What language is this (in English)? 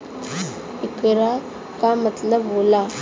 Bhojpuri